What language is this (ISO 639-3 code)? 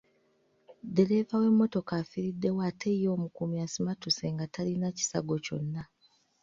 lug